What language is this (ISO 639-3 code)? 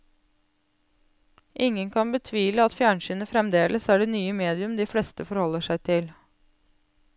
nor